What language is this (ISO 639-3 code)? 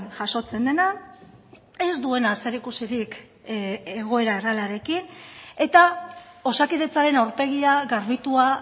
eus